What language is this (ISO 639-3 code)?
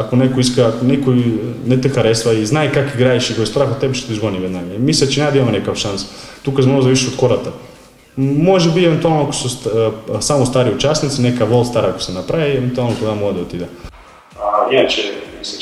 bul